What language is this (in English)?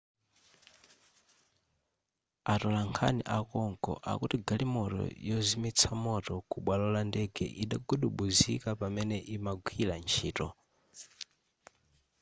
Nyanja